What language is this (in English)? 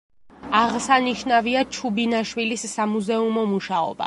Georgian